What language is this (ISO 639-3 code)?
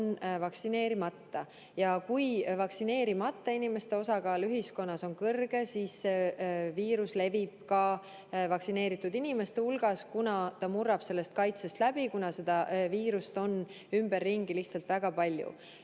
est